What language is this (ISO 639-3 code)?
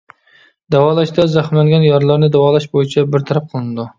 uig